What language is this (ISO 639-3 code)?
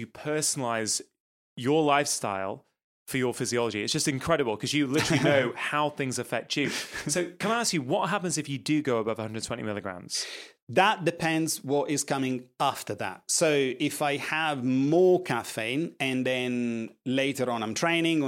eng